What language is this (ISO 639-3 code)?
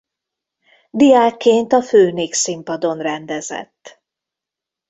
hun